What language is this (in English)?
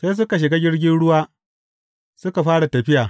Hausa